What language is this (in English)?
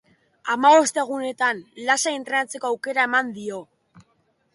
Basque